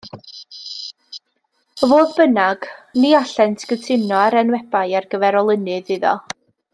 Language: Welsh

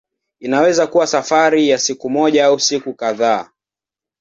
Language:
Swahili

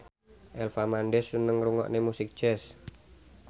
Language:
Javanese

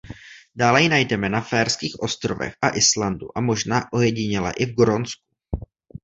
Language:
Czech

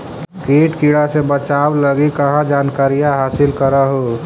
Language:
Magahi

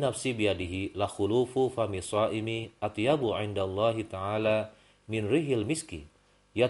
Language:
Indonesian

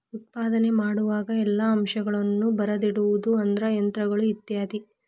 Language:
Kannada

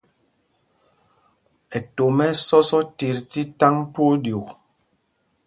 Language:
Mpumpong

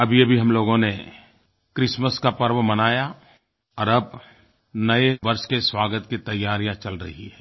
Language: Hindi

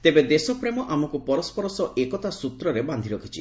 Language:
Odia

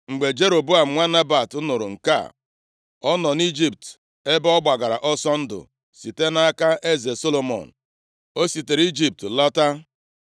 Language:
Igbo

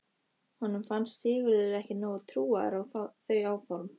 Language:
Icelandic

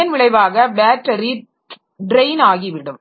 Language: Tamil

